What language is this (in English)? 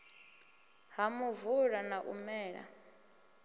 Venda